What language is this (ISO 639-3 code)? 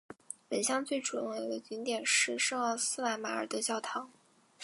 zho